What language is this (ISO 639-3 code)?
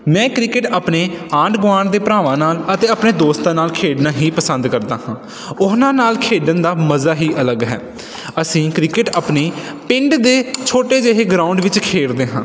pan